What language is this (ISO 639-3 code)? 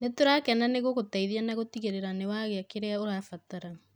kik